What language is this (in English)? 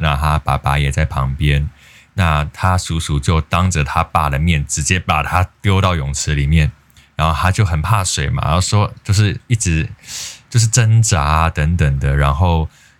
Chinese